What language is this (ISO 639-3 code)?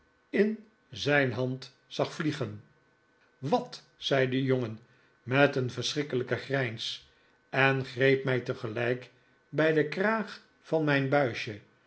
nld